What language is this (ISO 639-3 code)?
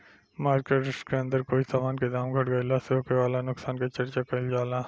bho